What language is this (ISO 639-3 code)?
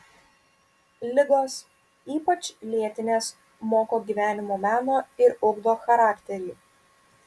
lit